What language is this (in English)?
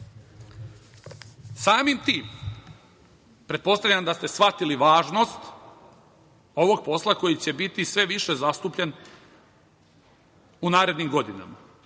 Serbian